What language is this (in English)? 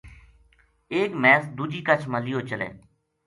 Gujari